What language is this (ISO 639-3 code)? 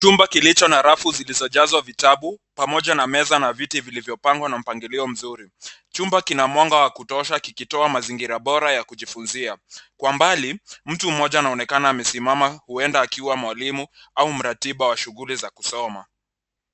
swa